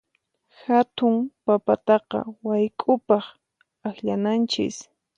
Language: Puno Quechua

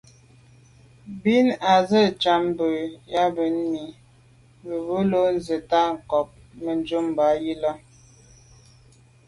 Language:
Medumba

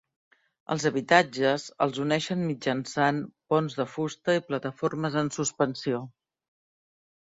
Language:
Catalan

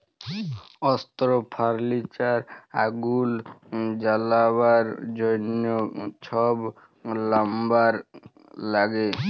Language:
Bangla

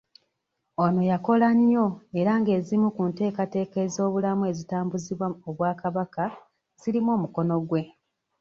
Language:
Ganda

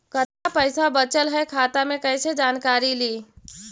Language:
Magahi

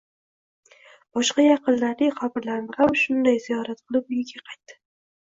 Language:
Uzbek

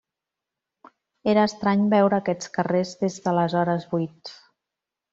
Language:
Catalan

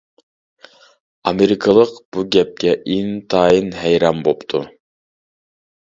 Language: Uyghur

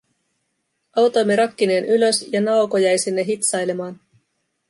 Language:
Finnish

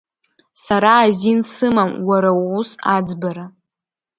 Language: Abkhazian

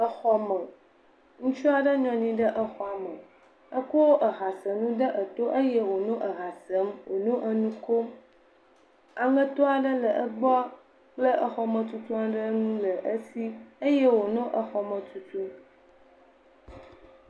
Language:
Ewe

